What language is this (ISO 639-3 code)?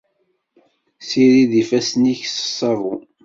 kab